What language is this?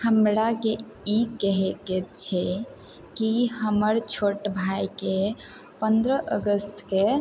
Maithili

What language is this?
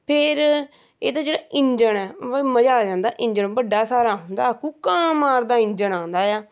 Punjabi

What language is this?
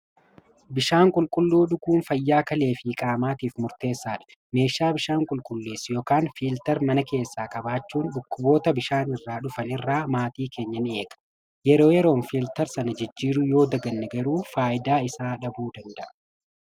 Oromo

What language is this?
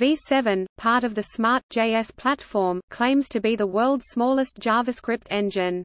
English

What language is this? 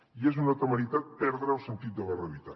Catalan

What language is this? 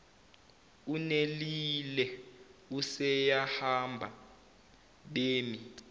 Zulu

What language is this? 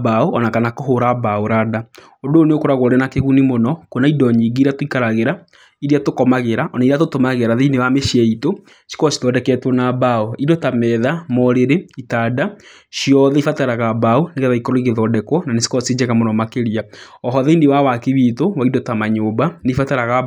Kikuyu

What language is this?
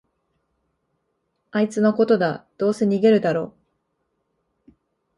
Japanese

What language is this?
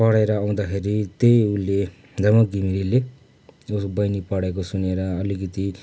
Nepali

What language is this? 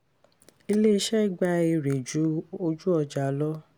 Yoruba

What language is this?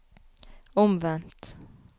Norwegian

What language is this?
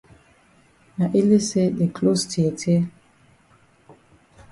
Cameroon Pidgin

